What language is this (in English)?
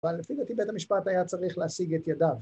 Hebrew